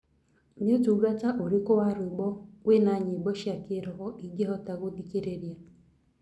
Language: Kikuyu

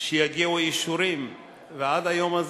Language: Hebrew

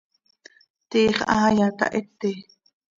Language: Seri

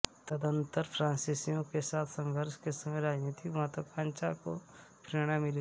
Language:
Hindi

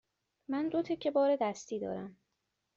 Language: Persian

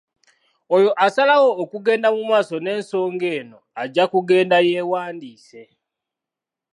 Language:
Ganda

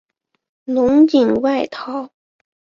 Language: Chinese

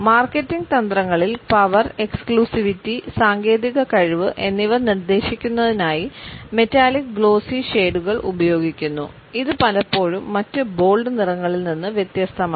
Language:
Malayalam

